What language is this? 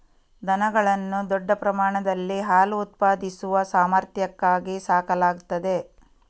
Kannada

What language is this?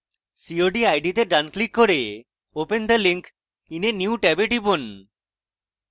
Bangla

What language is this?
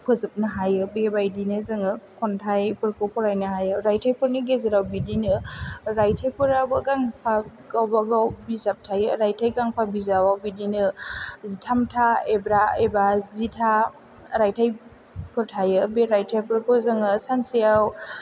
Bodo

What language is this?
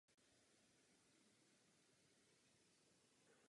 Czech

